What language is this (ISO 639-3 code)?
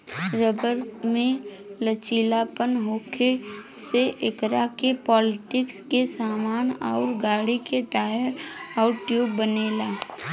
bho